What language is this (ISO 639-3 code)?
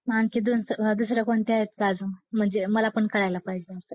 mar